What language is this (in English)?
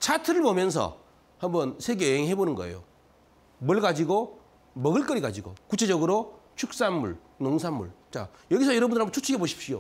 Korean